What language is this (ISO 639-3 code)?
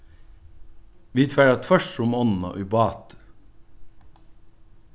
fao